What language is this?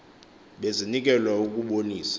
Xhosa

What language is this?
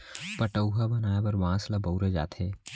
Chhattisgarhi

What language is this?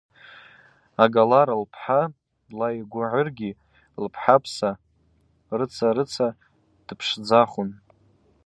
Abaza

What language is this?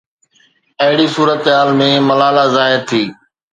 Sindhi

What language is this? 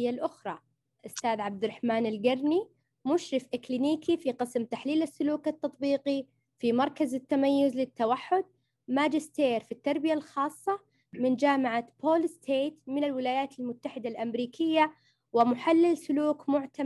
Arabic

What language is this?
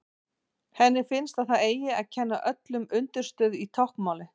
Icelandic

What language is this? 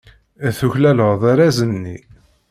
Kabyle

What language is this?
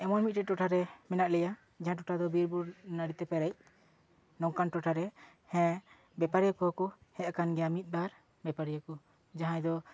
Santali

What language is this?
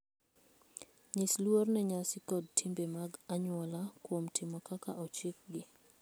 Luo (Kenya and Tanzania)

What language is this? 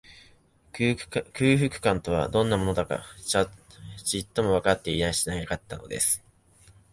Japanese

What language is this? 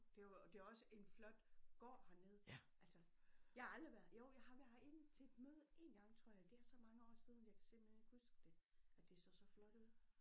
Danish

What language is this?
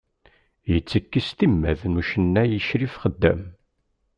Kabyle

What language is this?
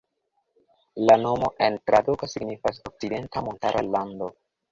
Esperanto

